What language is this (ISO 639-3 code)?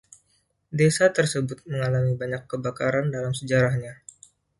ind